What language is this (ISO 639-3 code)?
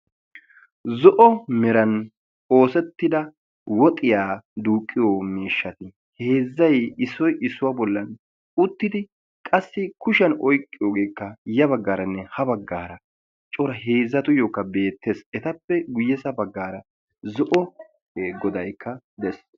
wal